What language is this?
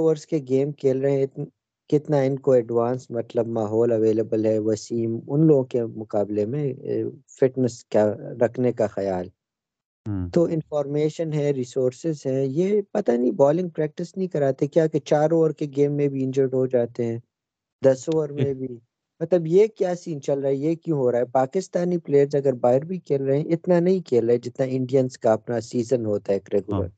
Urdu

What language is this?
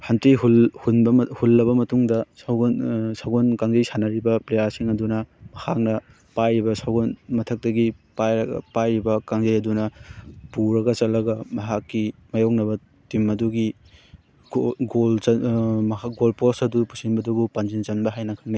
Manipuri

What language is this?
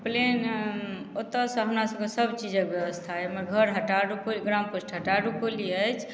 Maithili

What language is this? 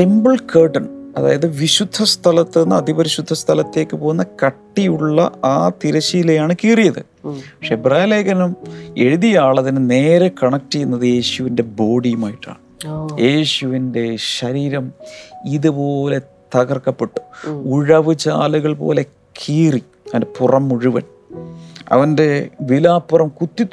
Malayalam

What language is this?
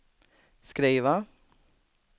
Swedish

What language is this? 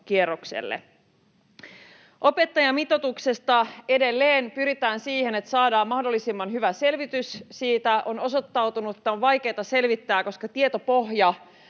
Finnish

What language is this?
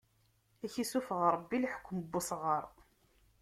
Kabyle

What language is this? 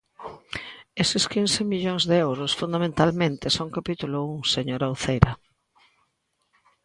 Galician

